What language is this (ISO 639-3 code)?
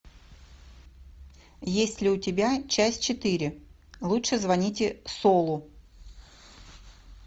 rus